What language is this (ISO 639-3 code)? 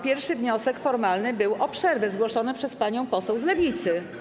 pol